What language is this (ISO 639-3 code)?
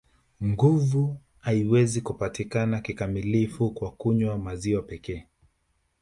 swa